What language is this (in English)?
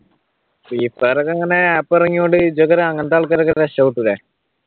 Malayalam